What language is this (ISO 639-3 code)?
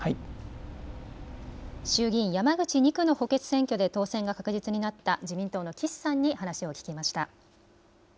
jpn